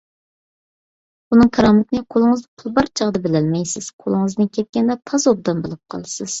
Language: Uyghur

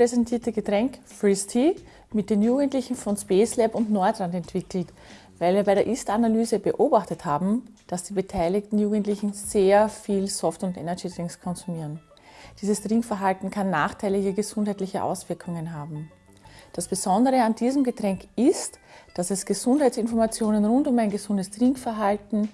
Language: German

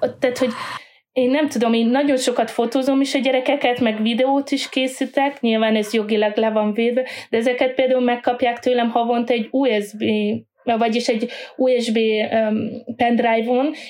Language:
Hungarian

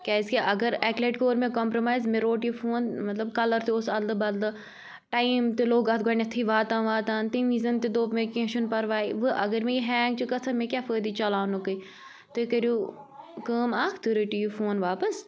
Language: Kashmiri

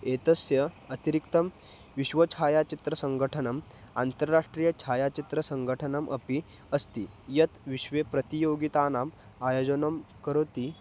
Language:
Sanskrit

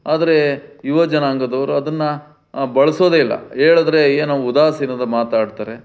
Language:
Kannada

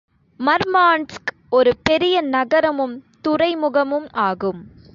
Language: Tamil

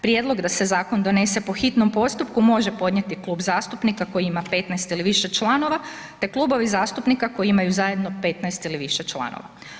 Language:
Croatian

